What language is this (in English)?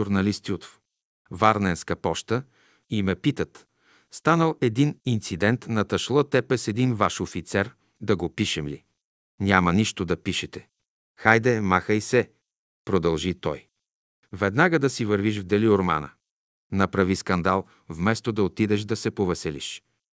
Bulgarian